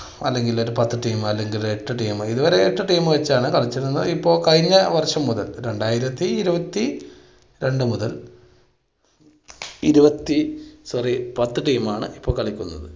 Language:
Malayalam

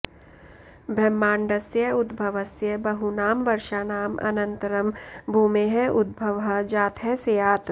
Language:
Sanskrit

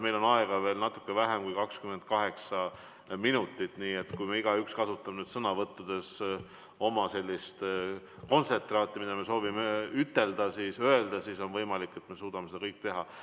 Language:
Estonian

